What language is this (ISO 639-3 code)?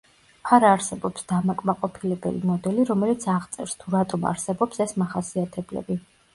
kat